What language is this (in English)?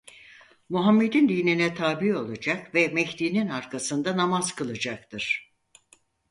Turkish